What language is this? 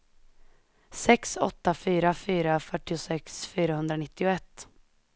Swedish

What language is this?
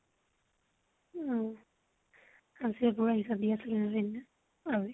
Assamese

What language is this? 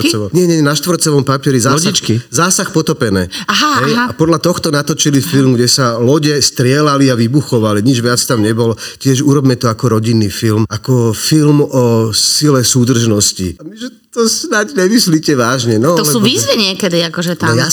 Slovak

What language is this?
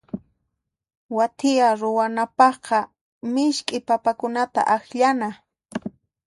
Puno Quechua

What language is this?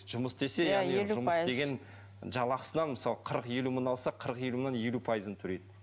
Kazakh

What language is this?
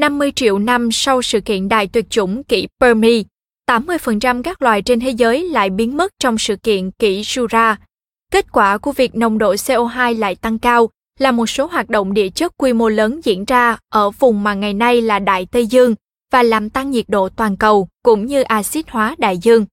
Vietnamese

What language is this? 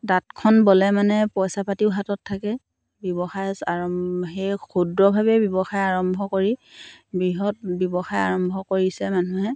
Assamese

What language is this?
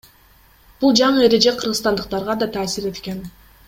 Kyrgyz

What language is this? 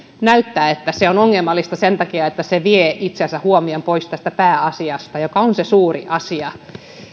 Finnish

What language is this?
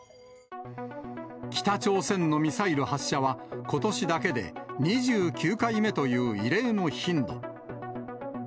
Japanese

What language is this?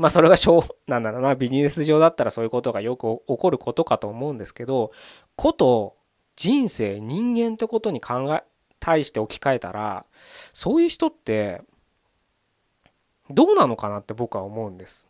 Japanese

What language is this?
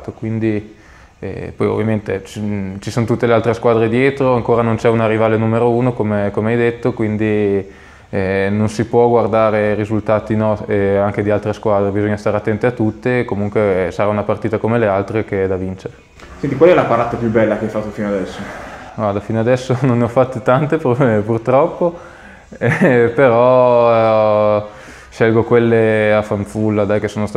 Italian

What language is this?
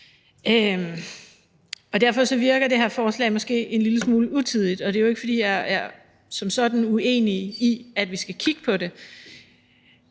Danish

